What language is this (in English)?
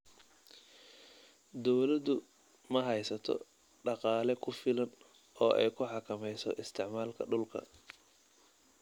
Somali